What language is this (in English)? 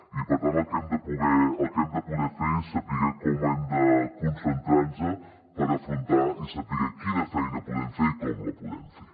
Catalan